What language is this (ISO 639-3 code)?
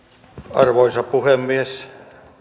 fin